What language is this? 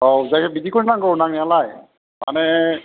Bodo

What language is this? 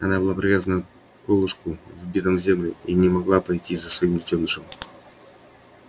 Russian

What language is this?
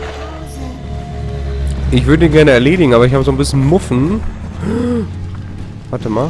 German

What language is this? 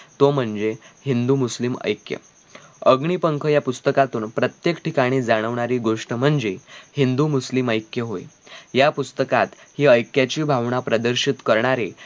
Marathi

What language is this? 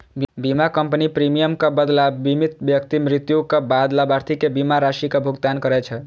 Maithili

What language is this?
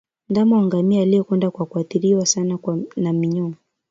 Swahili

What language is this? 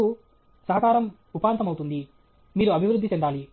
Telugu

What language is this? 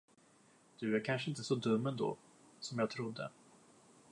Swedish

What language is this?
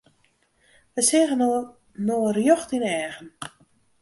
Western Frisian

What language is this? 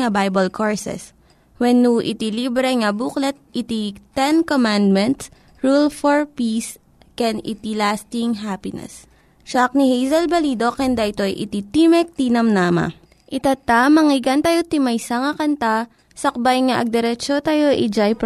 Filipino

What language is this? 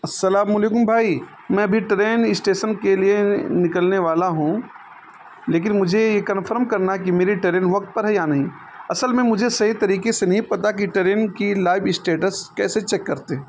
Urdu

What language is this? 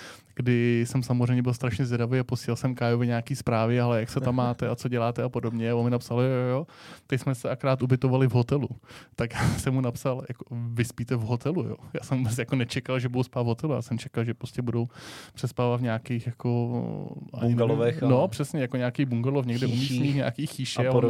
Czech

